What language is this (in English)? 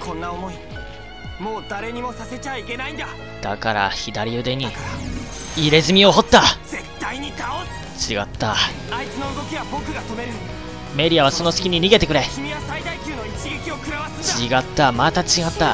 Japanese